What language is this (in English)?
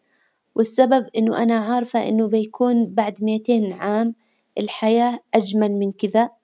Hijazi Arabic